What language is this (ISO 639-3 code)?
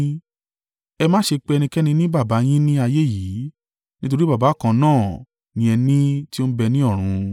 yor